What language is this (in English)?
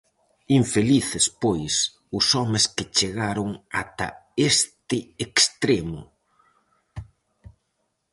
Galician